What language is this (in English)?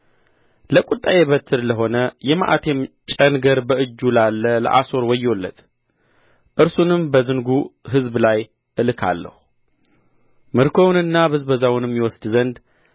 Amharic